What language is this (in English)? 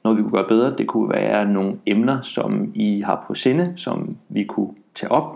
Danish